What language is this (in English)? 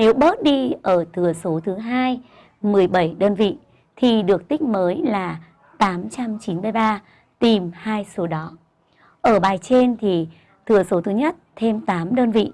Vietnamese